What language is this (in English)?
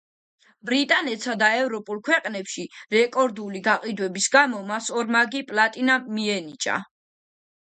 Georgian